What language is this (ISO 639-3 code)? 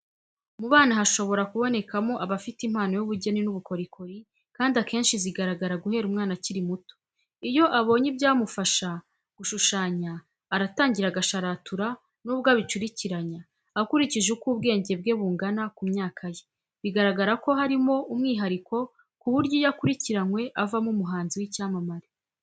kin